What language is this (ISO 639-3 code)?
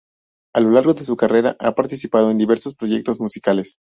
spa